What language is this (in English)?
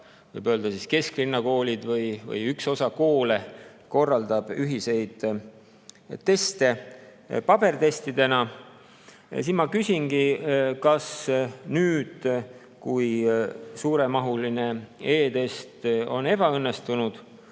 Estonian